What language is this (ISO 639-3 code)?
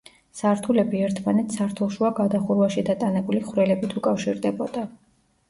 kat